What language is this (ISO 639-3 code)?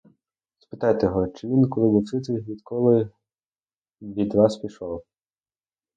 ukr